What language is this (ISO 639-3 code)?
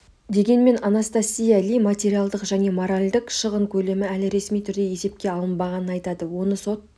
kaz